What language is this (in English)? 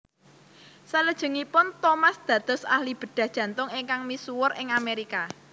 Javanese